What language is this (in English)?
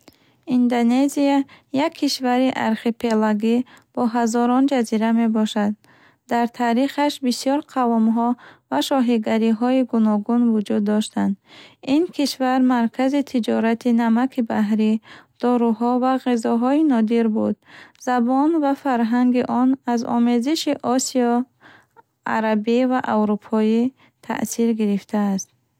Bukharic